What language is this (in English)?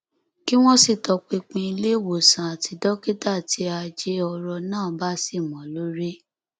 Yoruba